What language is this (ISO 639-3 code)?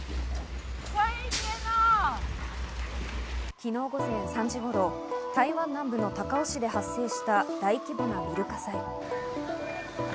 jpn